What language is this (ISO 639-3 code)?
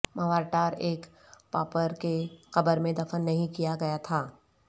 urd